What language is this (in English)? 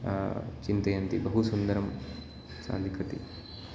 Sanskrit